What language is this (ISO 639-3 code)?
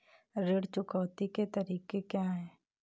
hin